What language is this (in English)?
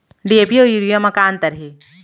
Chhattisgarhi